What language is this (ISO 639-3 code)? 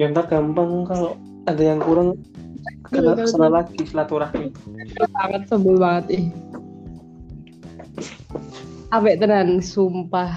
ind